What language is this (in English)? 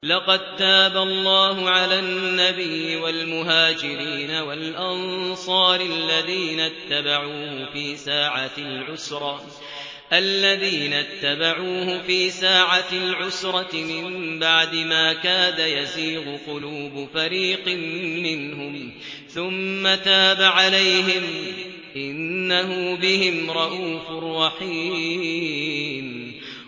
Arabic